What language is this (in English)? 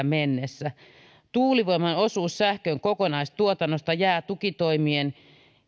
Finnish